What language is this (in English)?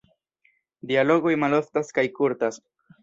Esperanto